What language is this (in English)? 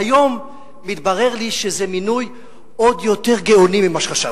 Hebrew